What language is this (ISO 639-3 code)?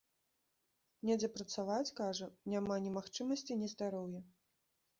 bel